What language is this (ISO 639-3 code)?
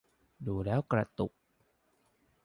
tha